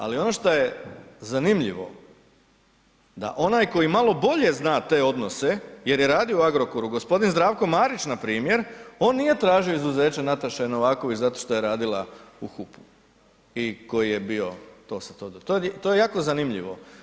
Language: Croatian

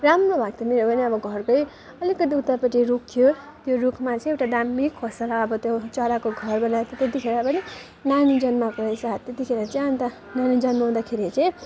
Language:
Nepali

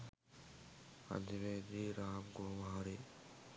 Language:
Sinhala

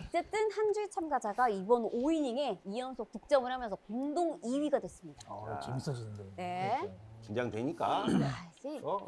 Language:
Korean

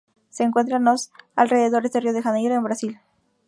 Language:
Spanish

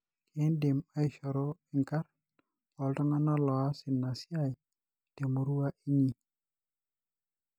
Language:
Masai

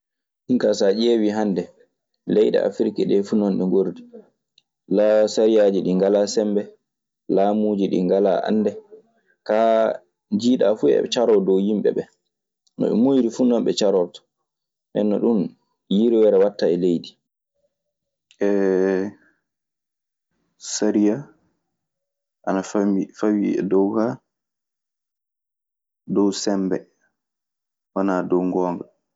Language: Maasina Fulfulde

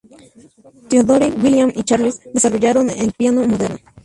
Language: Spanish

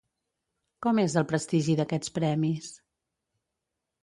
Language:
Catalan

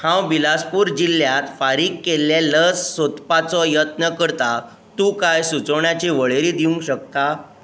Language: Konkani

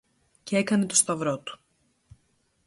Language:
Greek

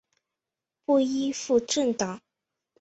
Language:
Chinese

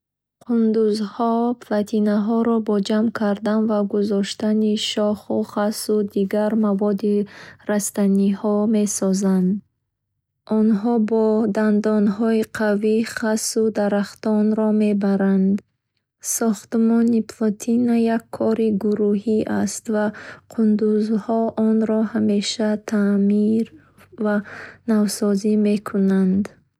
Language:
Bukharic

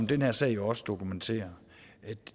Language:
Danish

